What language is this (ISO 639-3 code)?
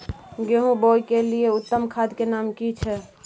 mai